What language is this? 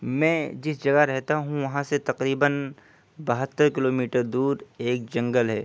Urdu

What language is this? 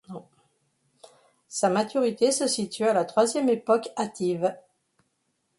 French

